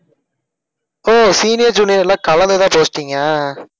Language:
Tamil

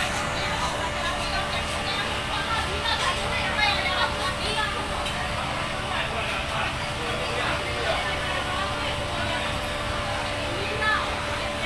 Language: Indonesian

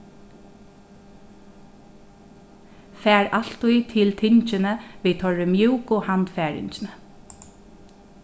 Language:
Faroese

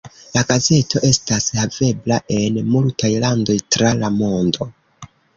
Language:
Esperanto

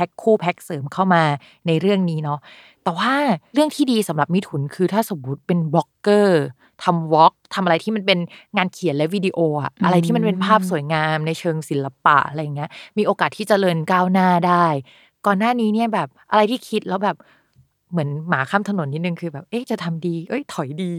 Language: Thai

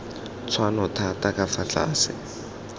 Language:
Tswana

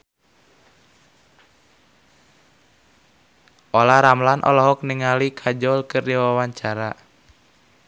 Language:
Sundanese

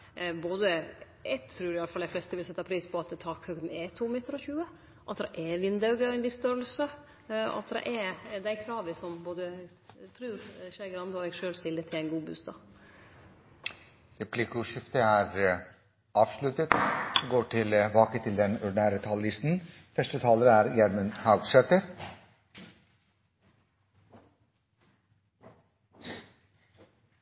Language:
Norwegian Nynorsk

